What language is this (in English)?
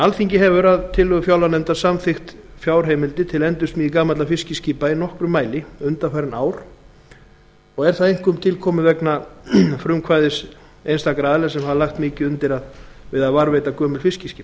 Icelandic